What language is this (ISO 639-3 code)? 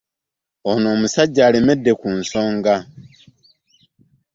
lug